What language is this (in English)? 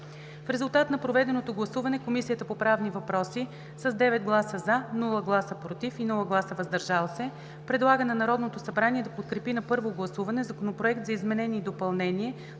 Bulgarian